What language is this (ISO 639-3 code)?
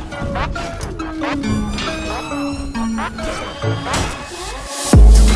kor